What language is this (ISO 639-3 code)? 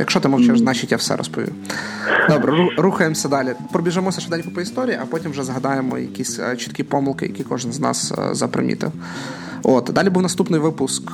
ukr